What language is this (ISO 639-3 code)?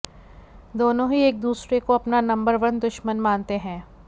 hin